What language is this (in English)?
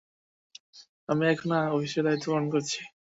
Bangla